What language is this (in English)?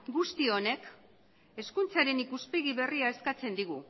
Basque